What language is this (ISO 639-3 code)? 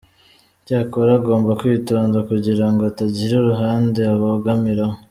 kin